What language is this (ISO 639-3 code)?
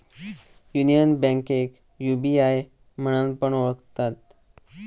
mar